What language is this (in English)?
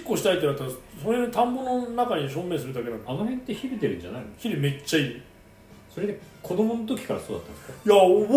Japanese